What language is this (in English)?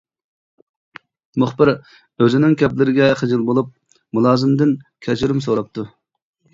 Uyghur